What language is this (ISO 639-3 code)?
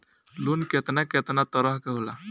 bho